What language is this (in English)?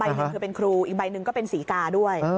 Thai